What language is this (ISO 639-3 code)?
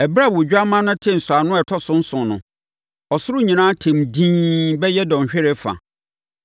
aka